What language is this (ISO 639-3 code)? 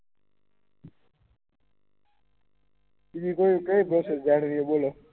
guj